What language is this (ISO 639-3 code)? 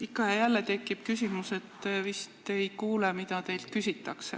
est